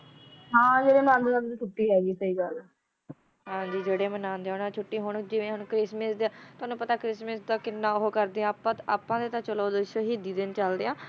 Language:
Punjabi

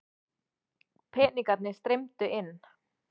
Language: Icelandic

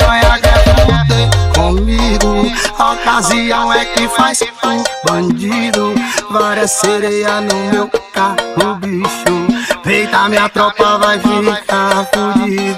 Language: Portuguese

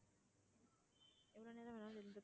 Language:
Tamil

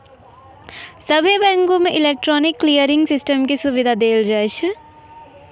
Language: Maithili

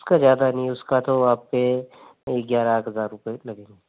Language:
Hindi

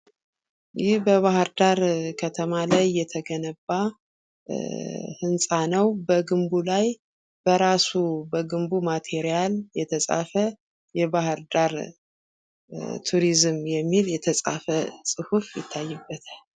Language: Amharic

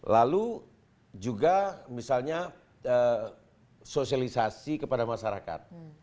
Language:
Indonesian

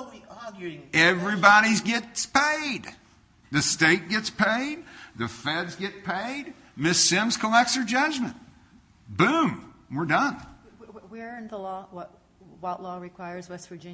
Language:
English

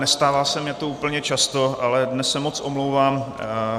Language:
Czech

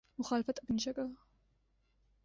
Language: Urdu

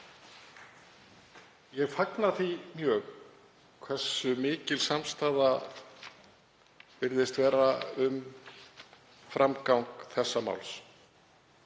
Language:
Icelandic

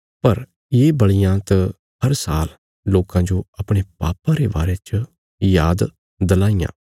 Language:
Bilaspuri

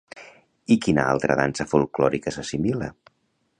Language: Catalan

